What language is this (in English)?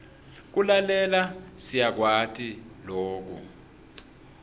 Swati